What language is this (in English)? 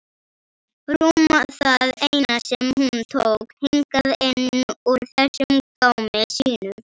Icelandic